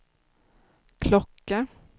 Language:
Swedish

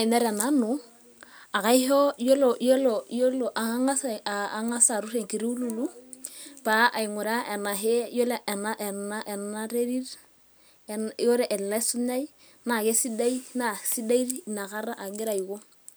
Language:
Masai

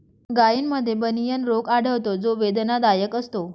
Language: Marathi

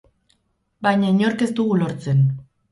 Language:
Basque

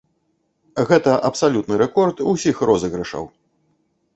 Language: Belarusian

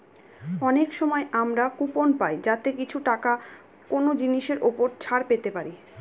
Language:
Bangla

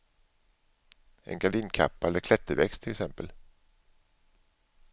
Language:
Swedish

